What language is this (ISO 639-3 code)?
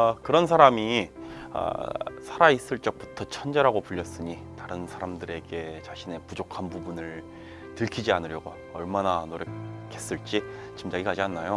kor